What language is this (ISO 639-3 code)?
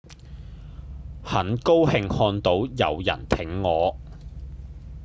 yue